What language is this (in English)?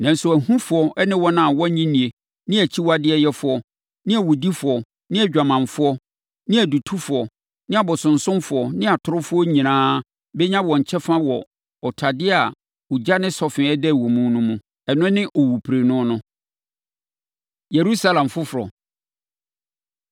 Akan